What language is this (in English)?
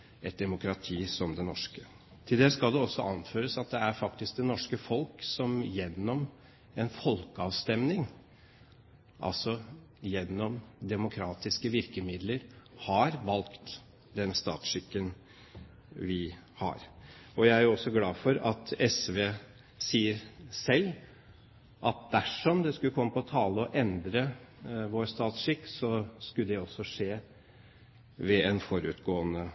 Norwegian Bokmål